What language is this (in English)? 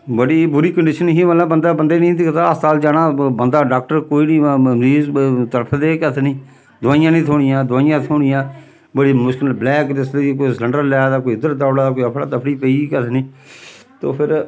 Dogri